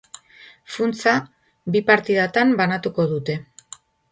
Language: Basque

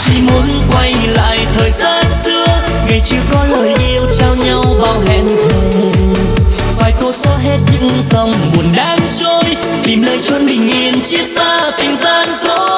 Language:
Vietnamese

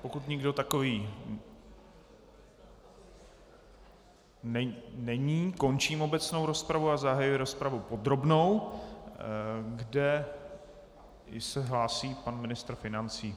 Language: Czech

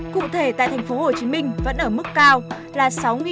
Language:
Vietnamese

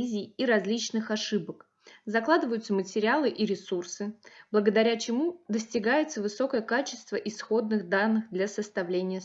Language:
Russian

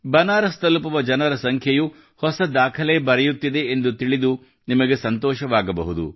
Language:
Kannada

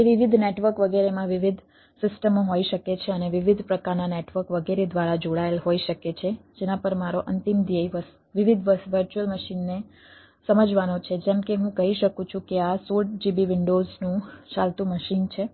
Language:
Gujarati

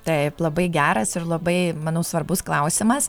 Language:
Lithuanian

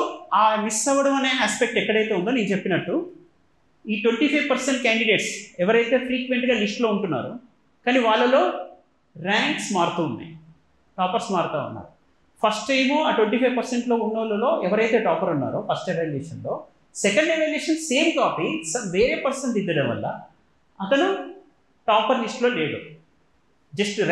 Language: Telugu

